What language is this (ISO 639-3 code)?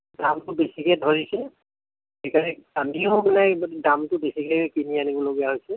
asm